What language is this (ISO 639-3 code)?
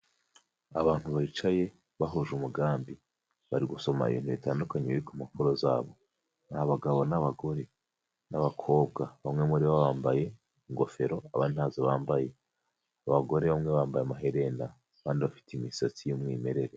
kin